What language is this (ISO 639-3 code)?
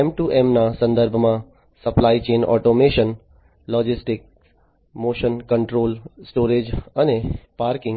guj